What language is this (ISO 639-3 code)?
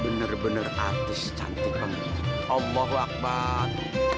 ind